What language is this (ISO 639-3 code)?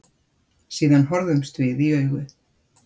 isl